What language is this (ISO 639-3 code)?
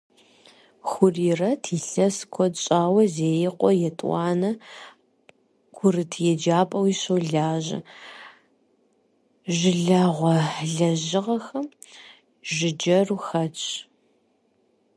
kbd